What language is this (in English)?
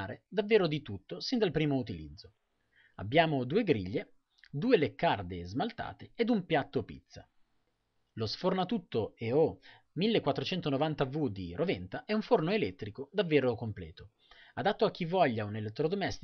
Italian